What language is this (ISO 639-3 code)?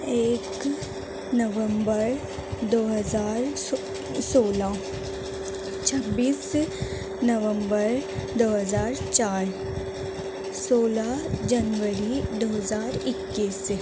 urd